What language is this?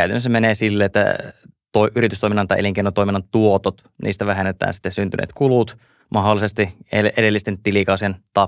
Finnish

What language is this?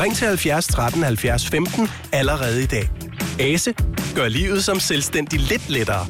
Danish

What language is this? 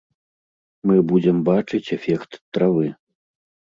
Belarusian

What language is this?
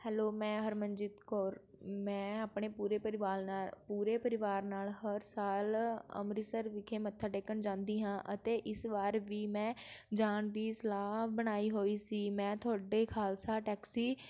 Punjabi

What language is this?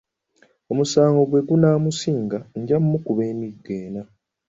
Ganda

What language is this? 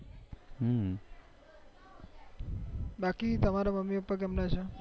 Gujarati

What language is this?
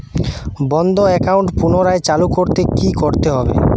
Bangla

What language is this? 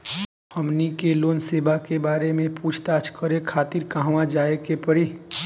Bhojpuri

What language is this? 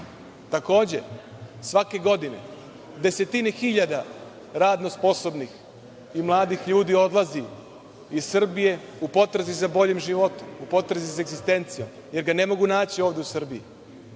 Serbian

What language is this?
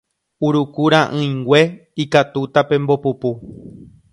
Guarani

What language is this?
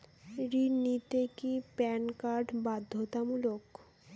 Bangla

